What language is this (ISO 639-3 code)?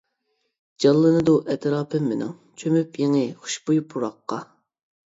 uig